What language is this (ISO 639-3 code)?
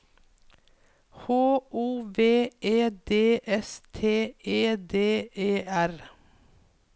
nor